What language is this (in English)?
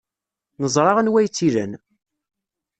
Kabyle